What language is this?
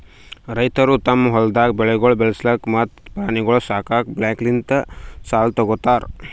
Kannada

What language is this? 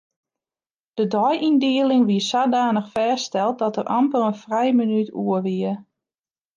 Western Frisian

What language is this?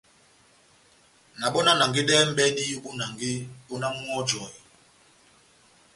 Batanga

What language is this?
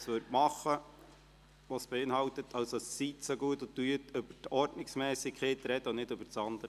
Swiss German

